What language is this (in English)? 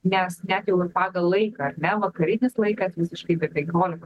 Lithuanian